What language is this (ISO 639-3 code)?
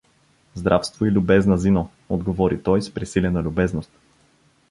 bul